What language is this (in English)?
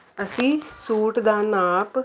Punjabi